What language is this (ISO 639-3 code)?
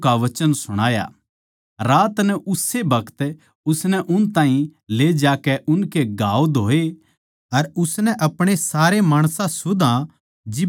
bgc